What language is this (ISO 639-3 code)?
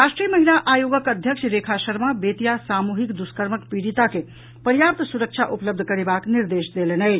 mai